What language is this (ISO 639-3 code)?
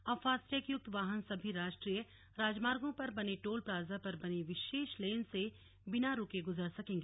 hin